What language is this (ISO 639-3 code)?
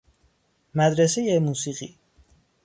fas